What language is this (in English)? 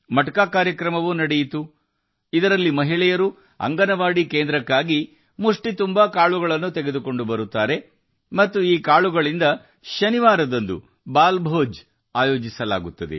Kannada